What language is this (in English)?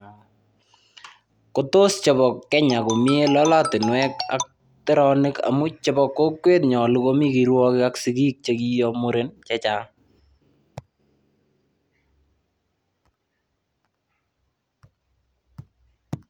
Kalenjin